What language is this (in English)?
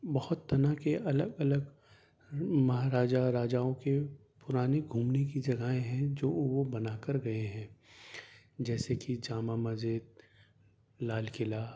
Urdu